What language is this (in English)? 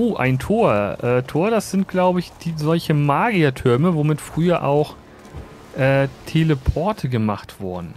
German